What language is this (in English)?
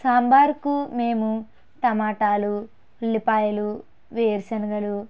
Telugu